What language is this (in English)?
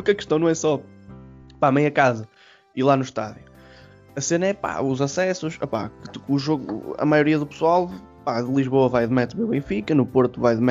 Portuguese